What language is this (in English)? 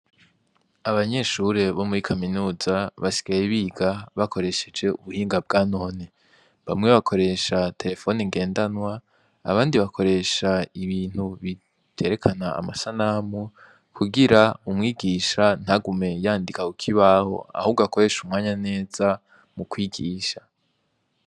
Rundi